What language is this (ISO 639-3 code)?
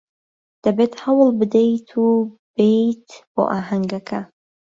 ckb